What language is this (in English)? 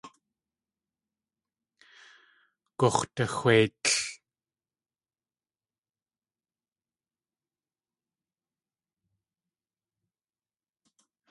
Tlingit